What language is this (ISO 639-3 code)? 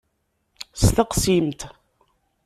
kab